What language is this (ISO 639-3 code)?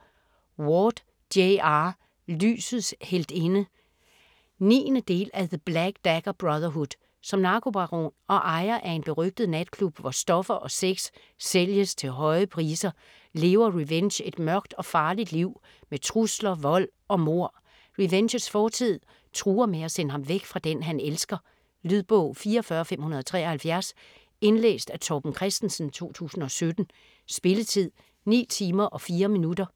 dan